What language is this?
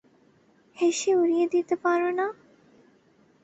Bangla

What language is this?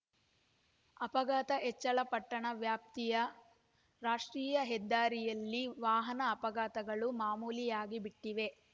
Kannada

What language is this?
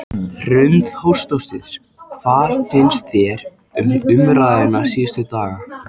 Icelandic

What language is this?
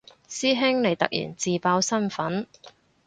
Cantonese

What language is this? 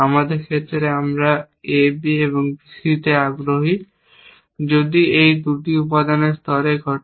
Bangla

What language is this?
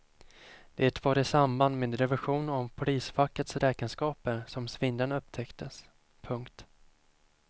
Swedish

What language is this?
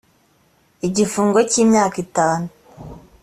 Kinyarwanda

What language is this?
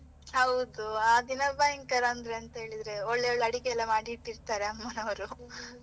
Kannada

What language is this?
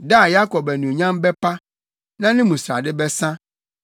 Akan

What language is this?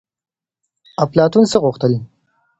Pashto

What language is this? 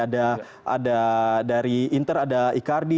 Indonesian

